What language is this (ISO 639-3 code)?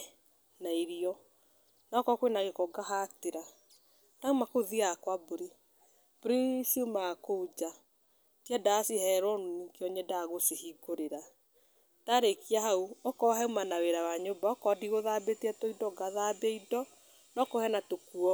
kik